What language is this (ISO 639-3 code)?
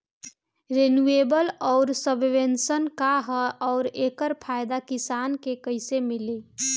bho